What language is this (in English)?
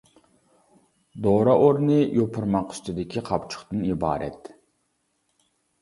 Uyghur